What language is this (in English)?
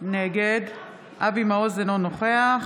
Hebrew